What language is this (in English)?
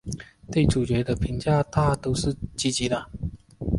Chinese